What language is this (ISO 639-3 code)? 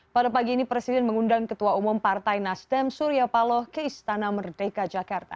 ind